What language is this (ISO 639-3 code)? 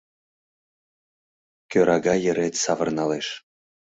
chm